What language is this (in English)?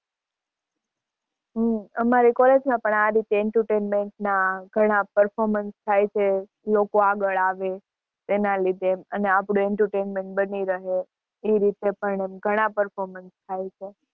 Gujarati